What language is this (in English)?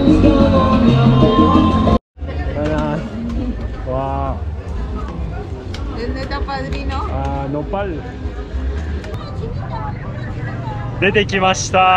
Japanese